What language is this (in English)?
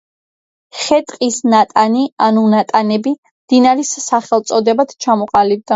Georgian